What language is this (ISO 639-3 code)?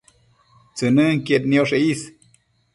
mcf